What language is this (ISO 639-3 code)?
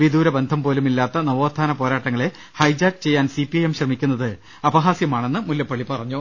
mal